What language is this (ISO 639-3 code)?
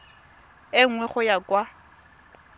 tsn